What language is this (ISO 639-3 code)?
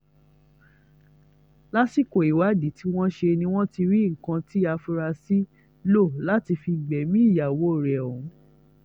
yor